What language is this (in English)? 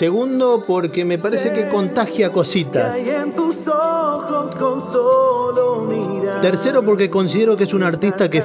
Spanish